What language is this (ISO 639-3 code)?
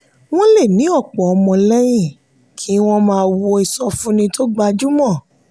yor